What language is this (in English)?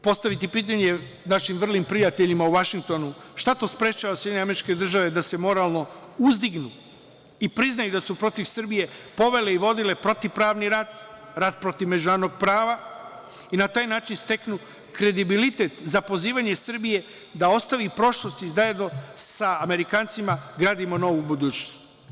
Serbian